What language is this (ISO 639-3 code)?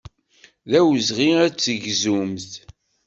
kab